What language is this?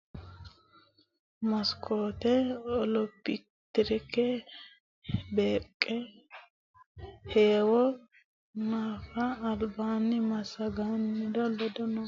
Sidamo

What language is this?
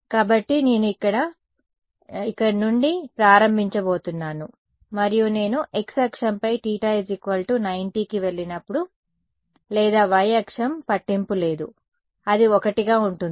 Telugu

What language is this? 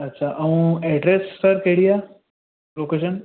Sindhi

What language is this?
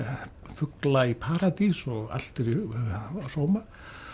Icelandic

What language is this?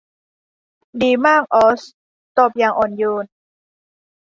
Thai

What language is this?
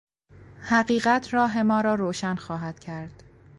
Persian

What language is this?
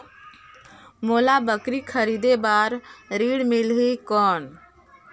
Chhattisgarhi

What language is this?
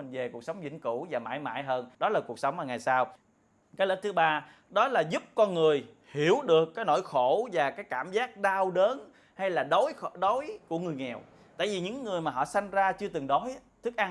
Vietnamese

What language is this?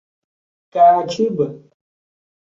Portuguese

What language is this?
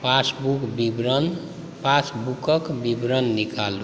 Maithili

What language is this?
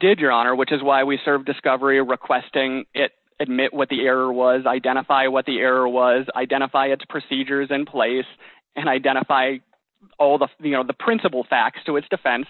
English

